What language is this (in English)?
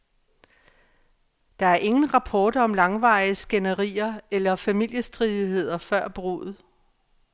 Danish